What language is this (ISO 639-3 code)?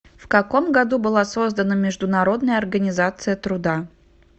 rus